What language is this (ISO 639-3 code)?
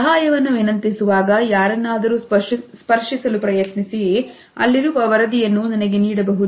kan